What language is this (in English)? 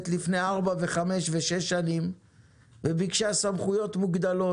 Hebrew